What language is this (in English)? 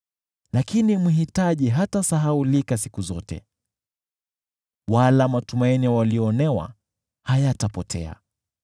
Swahili